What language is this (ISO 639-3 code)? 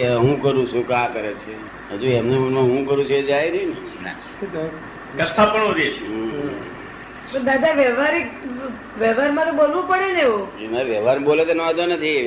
guj